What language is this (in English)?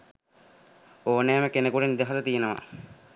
Sinhala